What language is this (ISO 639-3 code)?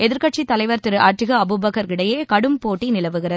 tam